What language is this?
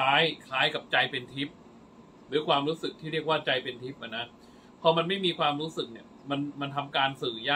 Thai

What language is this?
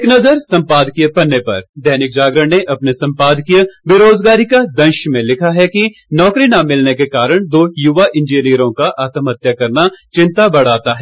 Hindi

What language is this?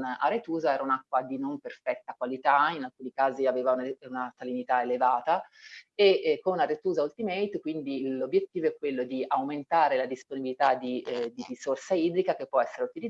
Italian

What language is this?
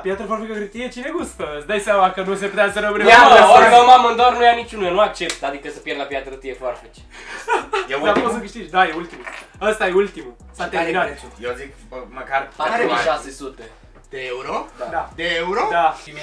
Romanian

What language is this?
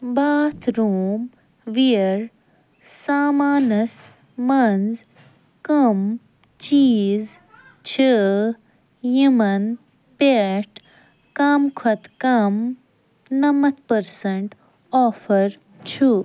Kashmiri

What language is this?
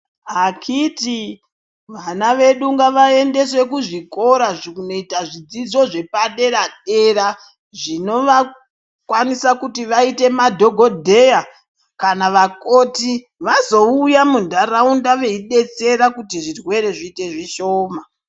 Ndau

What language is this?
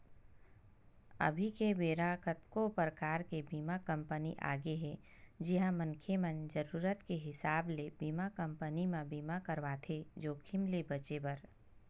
Chhattisgarhi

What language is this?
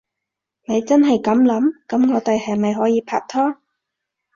Cantonese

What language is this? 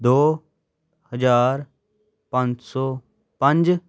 Punjabi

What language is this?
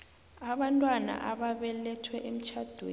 South Ndebele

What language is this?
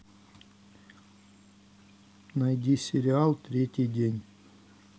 Russian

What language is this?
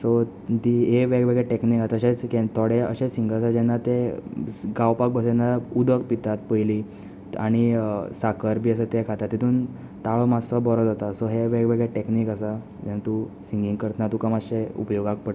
Konkani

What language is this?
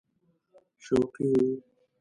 Pashto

